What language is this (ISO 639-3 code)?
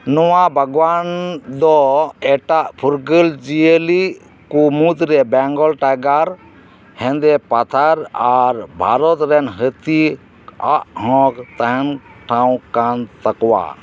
sat